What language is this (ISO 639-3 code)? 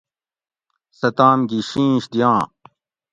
gwc